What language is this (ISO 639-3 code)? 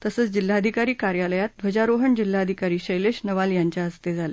mar